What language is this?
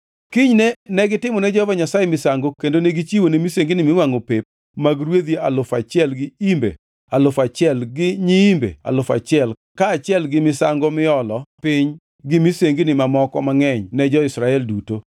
Luo (Kenya and Tanzania)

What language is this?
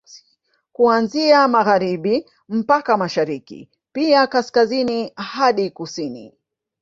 Swahili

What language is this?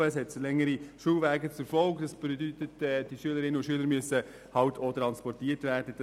Swiss German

